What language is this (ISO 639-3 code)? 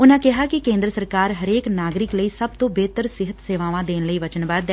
pan